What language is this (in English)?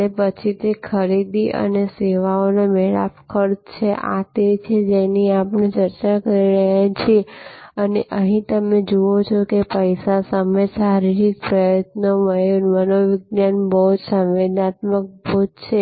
Gujarati